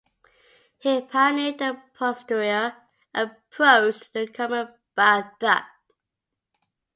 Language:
English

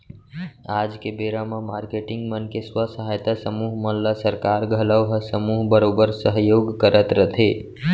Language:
Chhattisgarhi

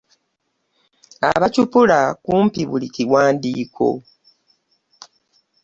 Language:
Ganda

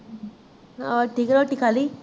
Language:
Punjabi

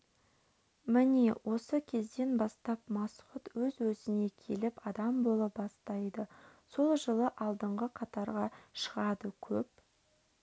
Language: Kazakh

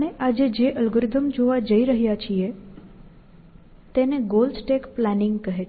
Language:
Gujarati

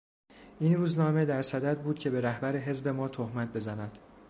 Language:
Persian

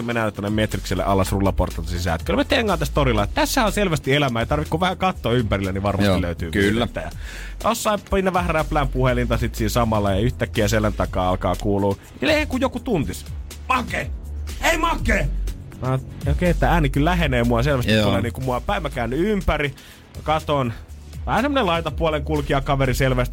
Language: Finnish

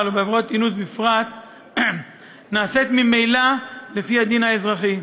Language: Hebrew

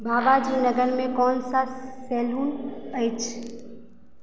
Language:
Maithili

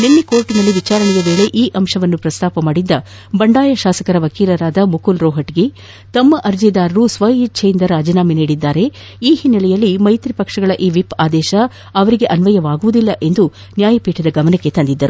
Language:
Kannada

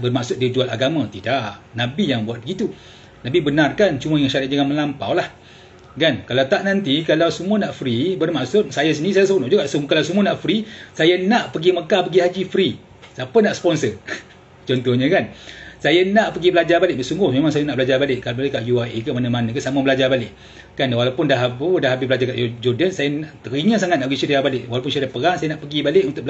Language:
Malay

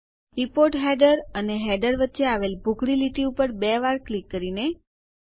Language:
Gujarati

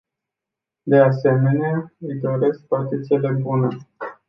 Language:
Romanian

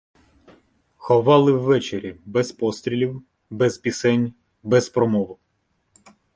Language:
Ukrainian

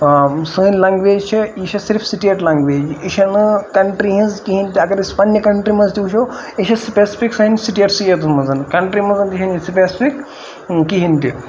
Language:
Kashmiri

